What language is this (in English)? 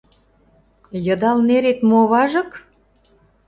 Mari